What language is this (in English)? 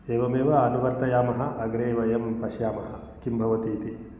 Sanskrit